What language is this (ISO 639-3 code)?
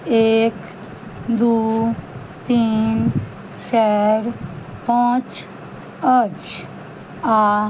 mai